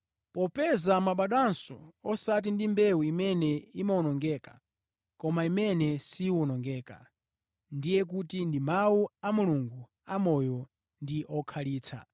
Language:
Nyanja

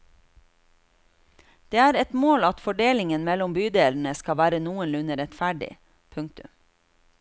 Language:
Norwegian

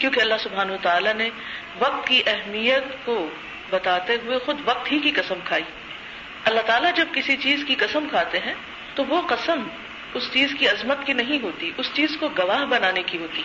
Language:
Urdu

